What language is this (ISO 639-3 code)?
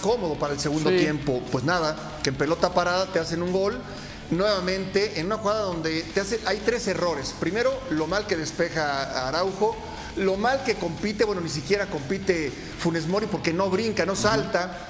spa